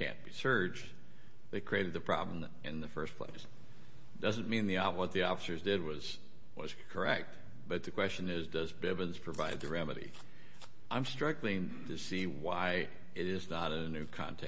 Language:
English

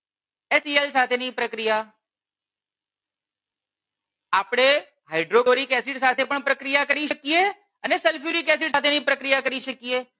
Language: Gujarati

